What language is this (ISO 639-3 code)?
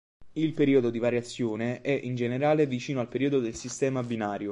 ita